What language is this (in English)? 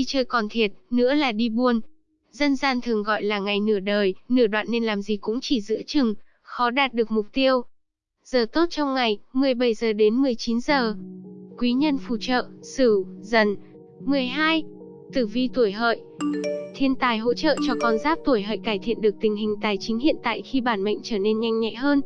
Vietnamese